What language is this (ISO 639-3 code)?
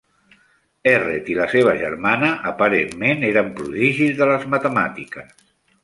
cat